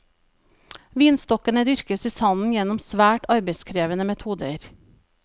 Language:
Norwegian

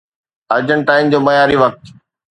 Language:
Sindhi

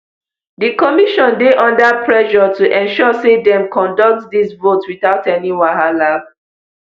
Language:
Nigerian Pidgin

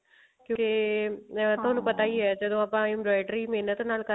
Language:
Punjabi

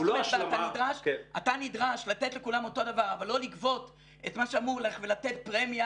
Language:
Hebrew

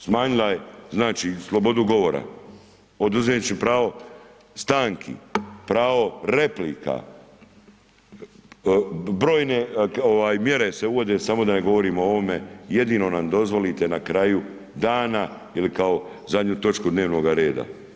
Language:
Croatian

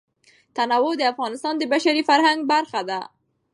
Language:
Pashto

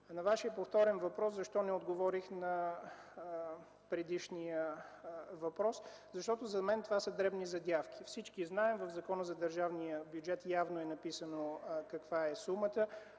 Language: Bulgarian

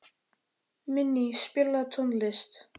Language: Icelandic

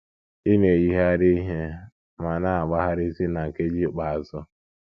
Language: Igbo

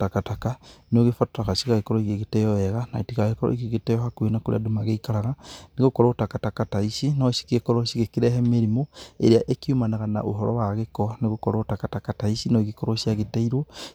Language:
Kikuyu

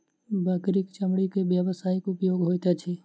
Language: Maithili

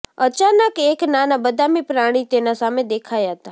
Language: Gujarati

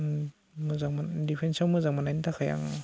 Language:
Bodo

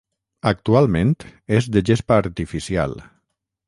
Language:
Catalan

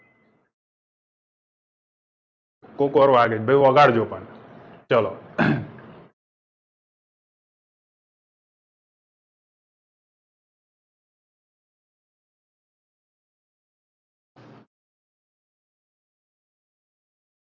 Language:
Gujarati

